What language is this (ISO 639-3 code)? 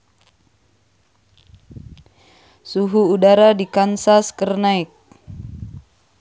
sun